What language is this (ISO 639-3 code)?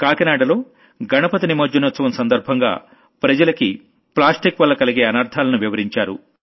tel